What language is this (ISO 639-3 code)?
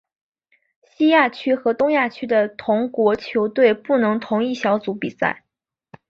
zho